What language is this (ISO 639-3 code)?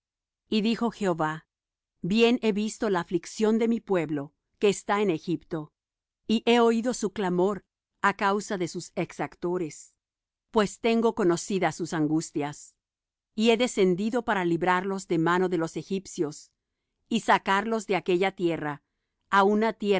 spa